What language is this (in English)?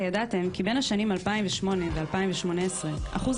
Hebrew